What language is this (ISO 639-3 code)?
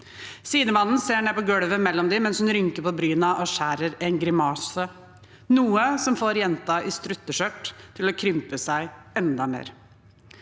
nor